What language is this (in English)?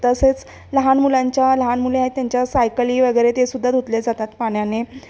Marathi